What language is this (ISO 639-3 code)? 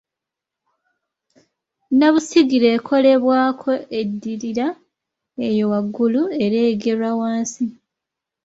lug